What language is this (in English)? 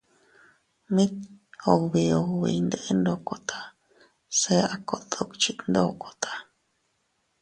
Teutila Cuicatec